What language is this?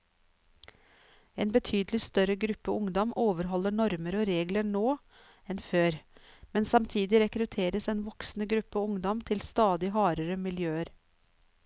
Norwegian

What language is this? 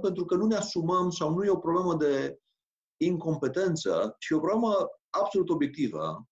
Romanian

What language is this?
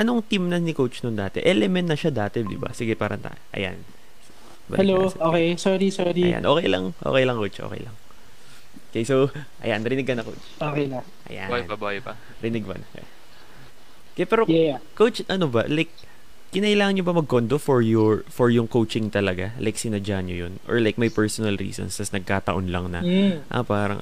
Filipino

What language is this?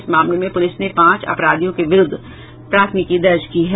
Hindi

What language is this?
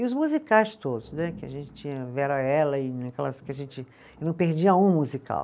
Portuguese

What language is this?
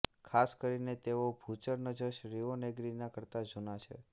Gujarati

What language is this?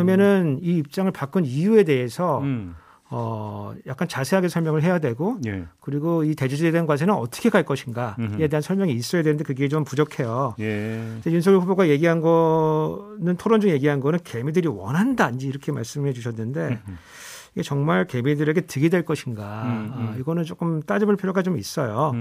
Korean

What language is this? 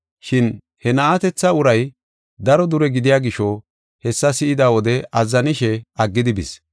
Gofa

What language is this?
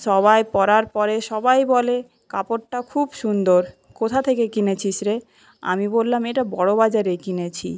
Bangla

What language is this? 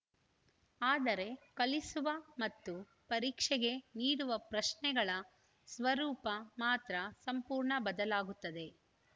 Kannada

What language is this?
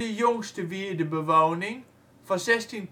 Dutch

